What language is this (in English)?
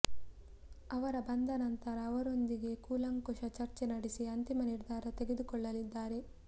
Kannada